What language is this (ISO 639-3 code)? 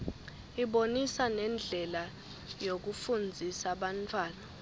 ssw